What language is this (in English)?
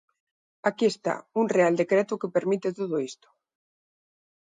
Galician